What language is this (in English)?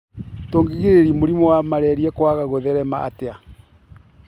Kikuyu